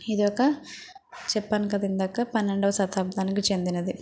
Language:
Telugu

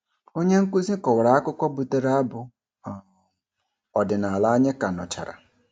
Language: Igbo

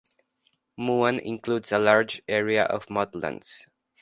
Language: English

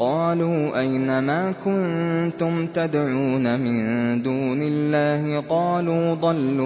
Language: Arabic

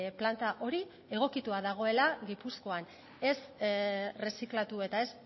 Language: Basque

